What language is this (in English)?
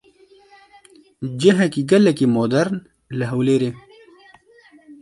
Kurdish